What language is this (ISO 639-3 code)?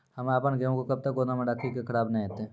mai